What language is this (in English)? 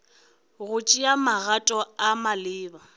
Northern Sotho